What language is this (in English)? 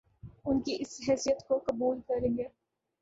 Urdu